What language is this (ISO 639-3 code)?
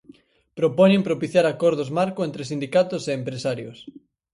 glg